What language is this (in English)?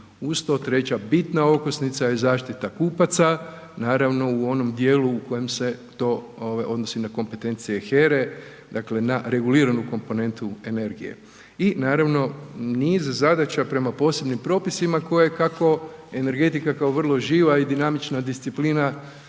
Croatian